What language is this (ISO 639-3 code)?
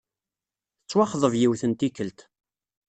kab